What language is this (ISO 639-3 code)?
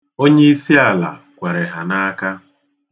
ibo